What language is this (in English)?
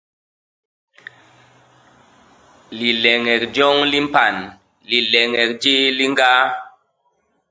Basaa